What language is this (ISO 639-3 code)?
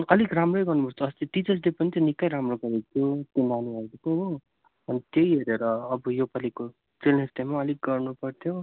nep